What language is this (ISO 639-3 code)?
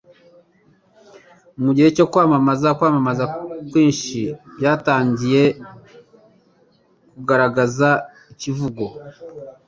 kin